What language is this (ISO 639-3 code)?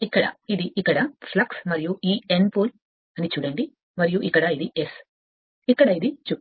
tel